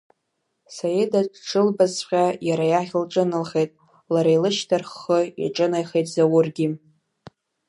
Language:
Abkhazian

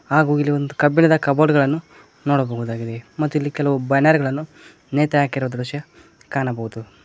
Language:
Kannada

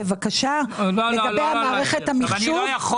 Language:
Hebrew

